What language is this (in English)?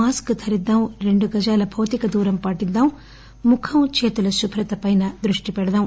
Telugu